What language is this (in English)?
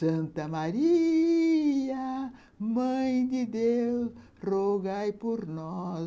Portuguese